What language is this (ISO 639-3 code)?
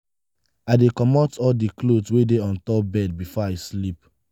pcm